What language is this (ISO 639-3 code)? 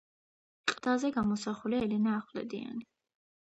kat